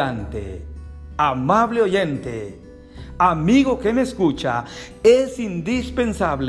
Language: Spanish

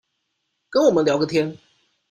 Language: Chinese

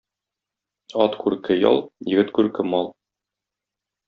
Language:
Tatar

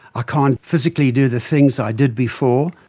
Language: English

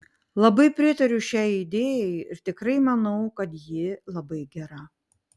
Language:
Lithuanian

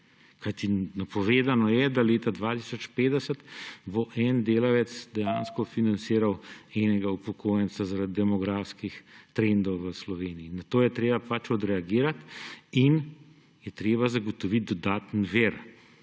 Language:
Slovenian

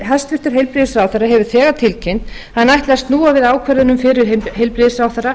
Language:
Icelandic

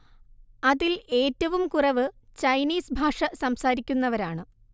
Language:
Malayalam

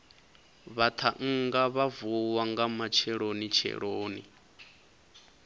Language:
Venda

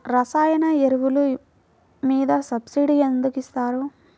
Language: Telugu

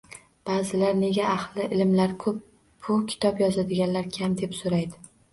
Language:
Uzbek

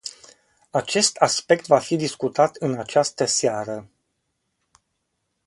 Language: Romanian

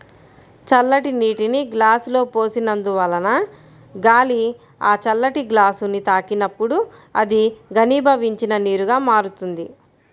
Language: Telugu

